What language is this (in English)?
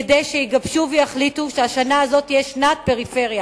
Hebrew